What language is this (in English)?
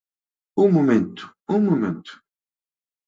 Galician